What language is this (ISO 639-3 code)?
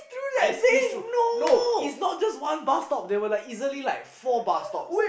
eng